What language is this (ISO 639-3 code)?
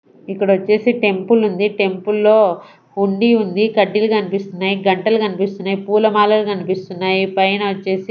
tel